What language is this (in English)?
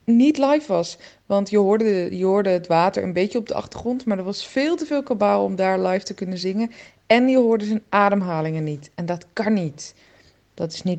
Dutch